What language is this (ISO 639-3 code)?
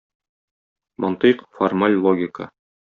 tat